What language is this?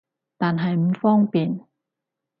Cantonese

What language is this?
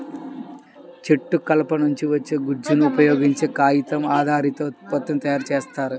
Telugu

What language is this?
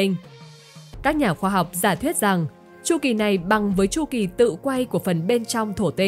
Vietnamese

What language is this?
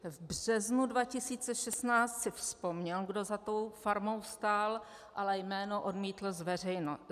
Czech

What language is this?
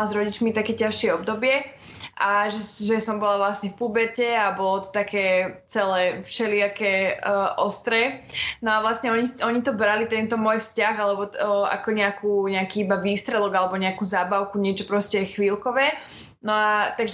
Slovak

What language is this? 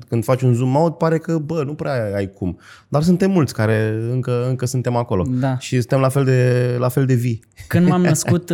Romanian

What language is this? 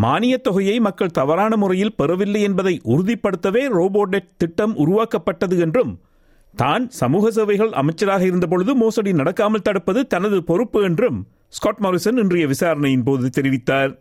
Tamil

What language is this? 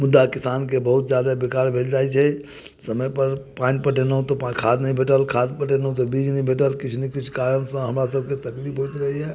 Maithili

